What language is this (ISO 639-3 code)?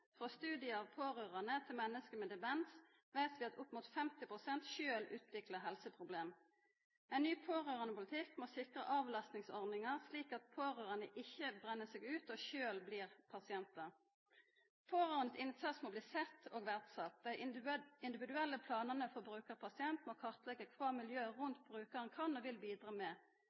nno